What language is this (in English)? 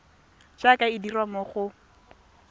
Tswana